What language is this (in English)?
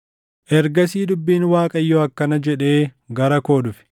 Oromo